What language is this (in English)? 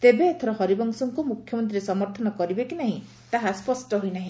Odia